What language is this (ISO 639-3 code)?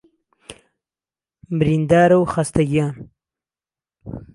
ckb